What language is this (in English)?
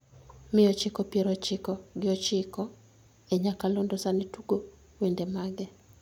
Luo (Kenya and Tanzania)